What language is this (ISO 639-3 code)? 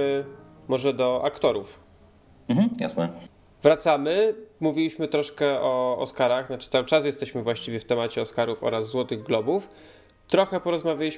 pol